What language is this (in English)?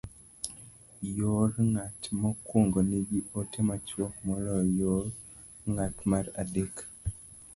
Luo (Kenya and Tanzania)